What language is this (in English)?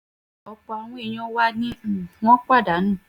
Yoruba